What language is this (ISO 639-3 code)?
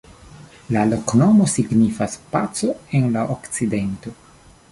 epo